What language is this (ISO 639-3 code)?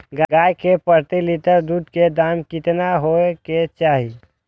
mai